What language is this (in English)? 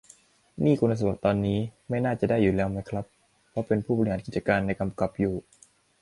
Thai